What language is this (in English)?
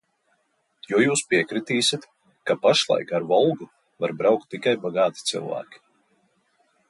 Latvian